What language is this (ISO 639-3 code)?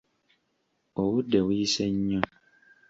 lug